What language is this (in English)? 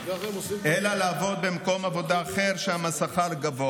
Hebrew